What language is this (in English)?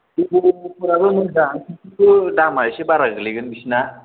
Bodo